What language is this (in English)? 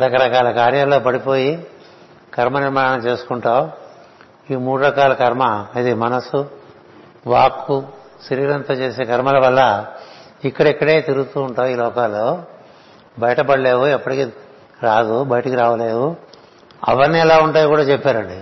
Telugu